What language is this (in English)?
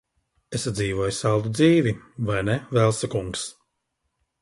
Latvian